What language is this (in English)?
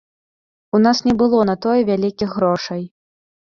Belarusian